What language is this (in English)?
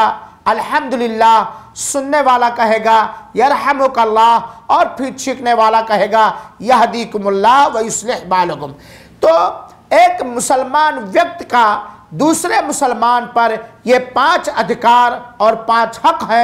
Hindi